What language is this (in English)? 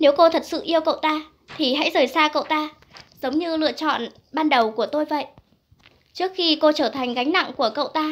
Vietnamese